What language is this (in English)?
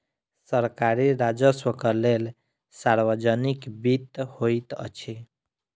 Maithili